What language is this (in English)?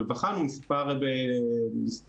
Hebrew